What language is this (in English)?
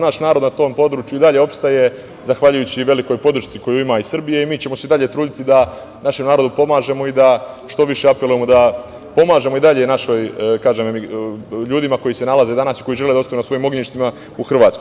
Serbian